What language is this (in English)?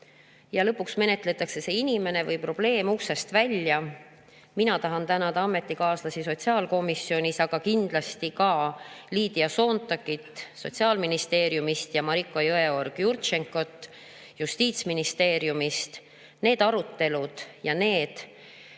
Estonian